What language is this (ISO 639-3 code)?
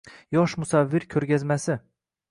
uzb